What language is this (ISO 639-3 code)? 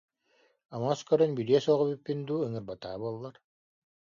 sah